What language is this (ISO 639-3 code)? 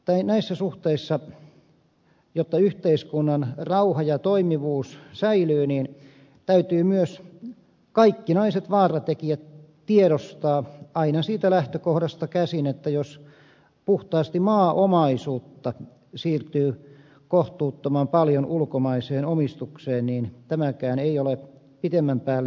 fin